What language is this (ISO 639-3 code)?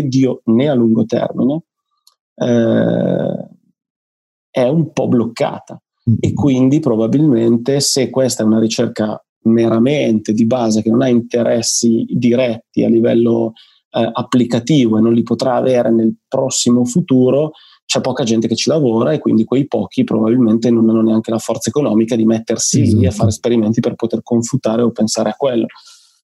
ita